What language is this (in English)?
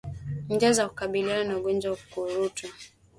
Swahili